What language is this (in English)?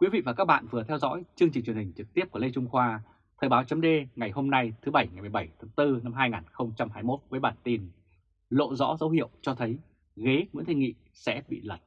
Vietnamese